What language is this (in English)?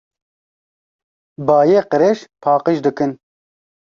Kurdish